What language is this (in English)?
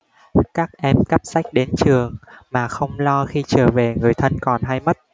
Vietnamese